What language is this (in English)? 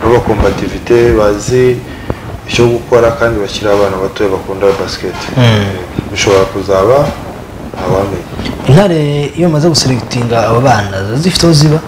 Romanian